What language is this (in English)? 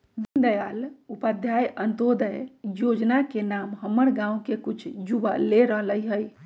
Magahi